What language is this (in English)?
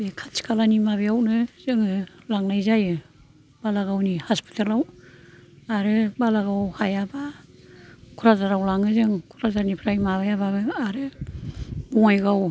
Bodo